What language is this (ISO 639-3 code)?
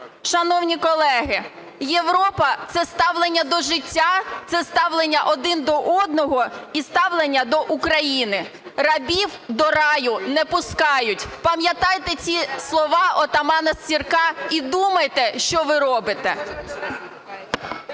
ukr